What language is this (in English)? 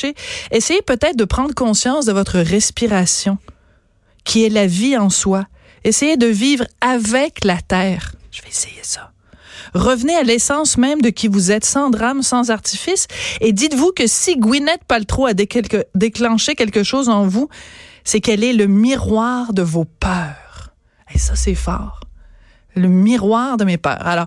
French